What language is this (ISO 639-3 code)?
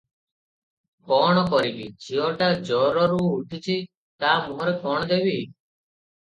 ori